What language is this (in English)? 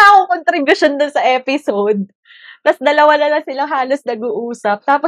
Filipino